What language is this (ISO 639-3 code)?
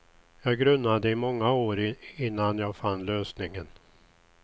swe